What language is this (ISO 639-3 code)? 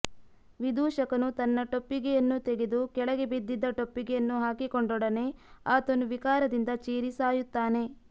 kan